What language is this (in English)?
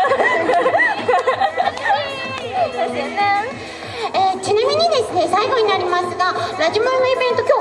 Japanese